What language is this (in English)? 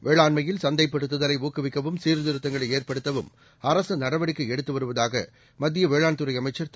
Tamil